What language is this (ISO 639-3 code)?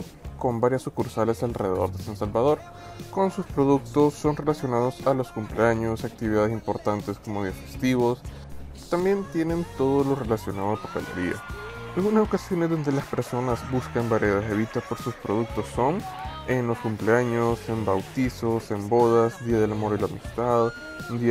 spa